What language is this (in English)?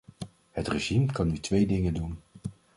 Dutch